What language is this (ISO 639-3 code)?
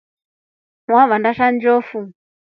rof